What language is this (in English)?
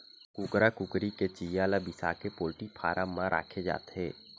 Chhattisgarhi